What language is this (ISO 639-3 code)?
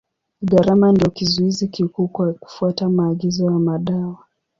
swa